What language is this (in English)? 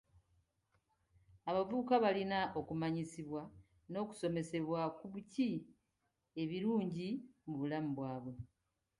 Ganda